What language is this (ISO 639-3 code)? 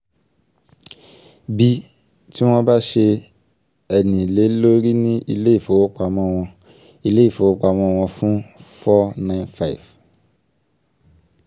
yor